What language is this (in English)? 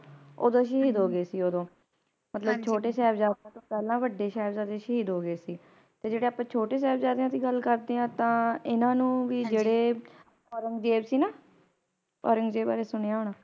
Punjabi